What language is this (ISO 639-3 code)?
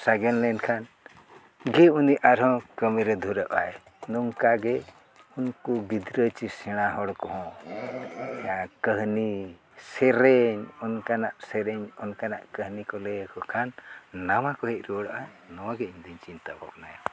sat